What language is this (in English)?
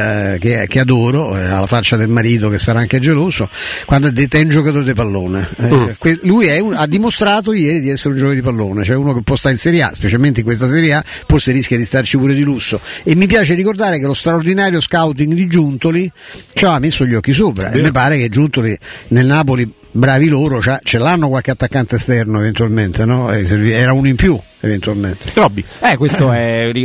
Italian